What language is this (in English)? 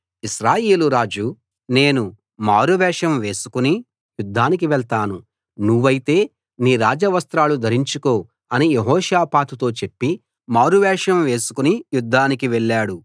Telugu